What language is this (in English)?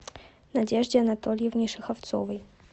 Russian